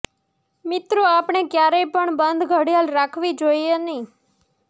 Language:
Gujarati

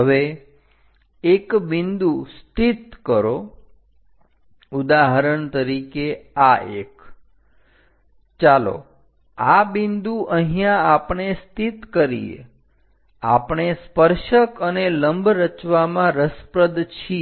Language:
Gujarati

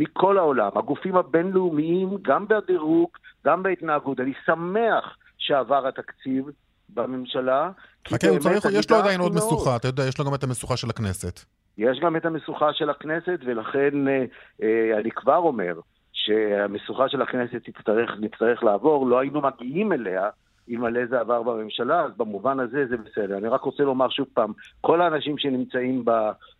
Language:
Hebrew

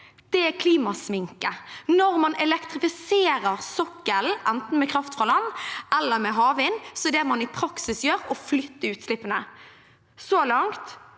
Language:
Norwegian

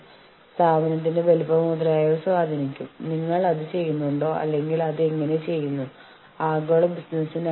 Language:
Malayalam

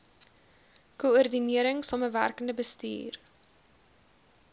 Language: Afrikaans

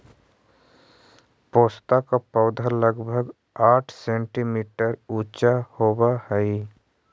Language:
Magahi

